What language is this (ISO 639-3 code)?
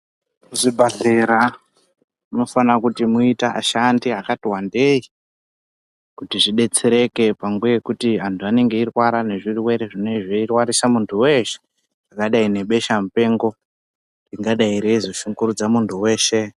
ndc